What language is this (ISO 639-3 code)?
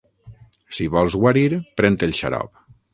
cat